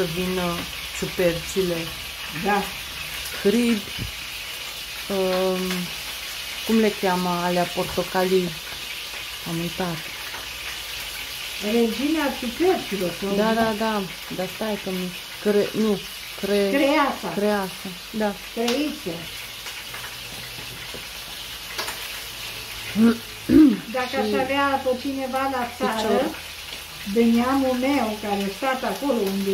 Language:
Romanian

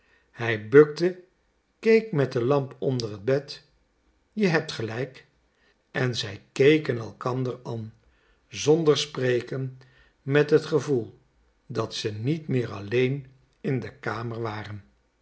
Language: Dutch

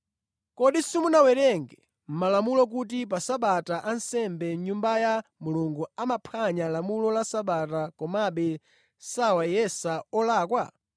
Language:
Nyanja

